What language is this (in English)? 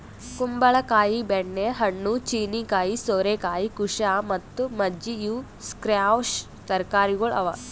Kannada